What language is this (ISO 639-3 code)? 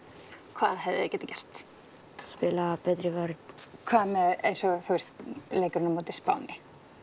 isl